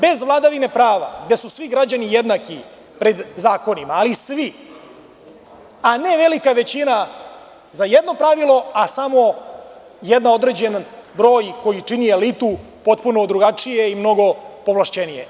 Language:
Serbian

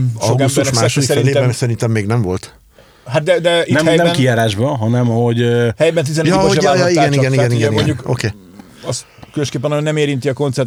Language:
Hungarian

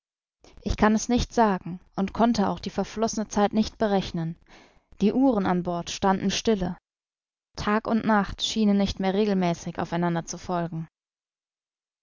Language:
German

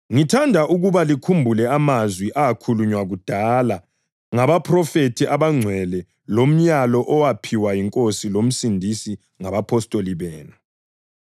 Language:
North Ndebele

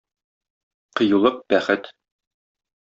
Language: Tatar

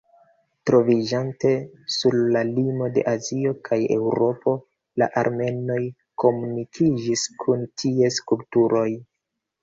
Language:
Esperanto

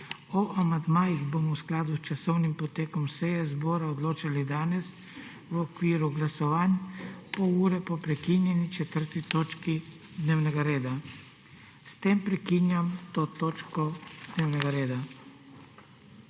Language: Slovenian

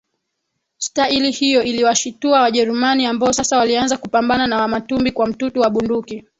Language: Swahili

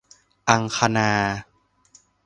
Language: Thai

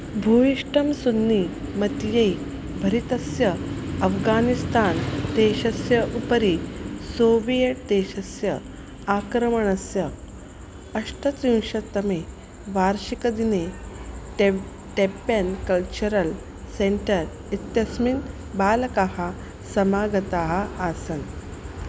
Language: Sanskrit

